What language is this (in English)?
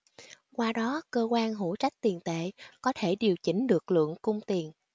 Vietnamese